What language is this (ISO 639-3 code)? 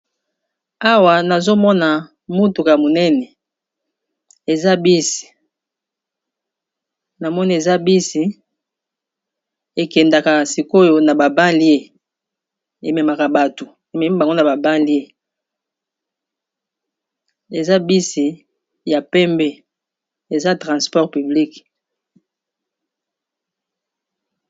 lin